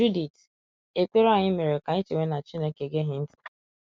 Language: Igbo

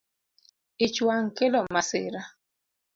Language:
Luo (Kenya and Tanzania)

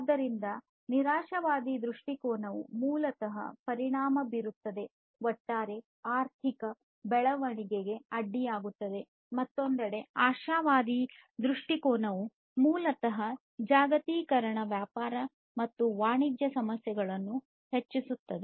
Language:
Kannada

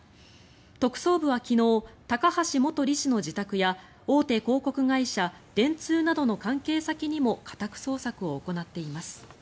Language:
Japanese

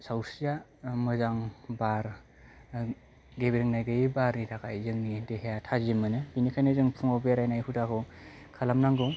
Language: Bodo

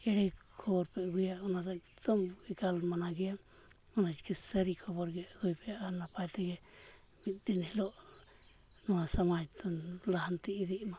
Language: Santali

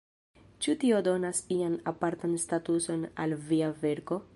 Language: Esperanto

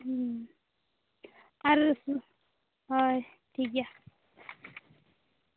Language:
Santali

